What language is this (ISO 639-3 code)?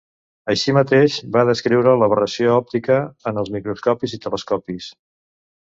cat